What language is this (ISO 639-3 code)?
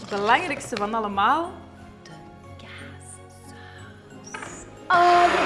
nld